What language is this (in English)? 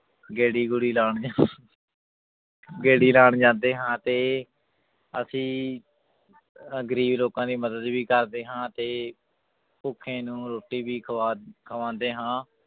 Punjabi